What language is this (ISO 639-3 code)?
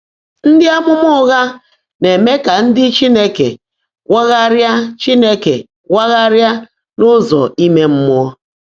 ibo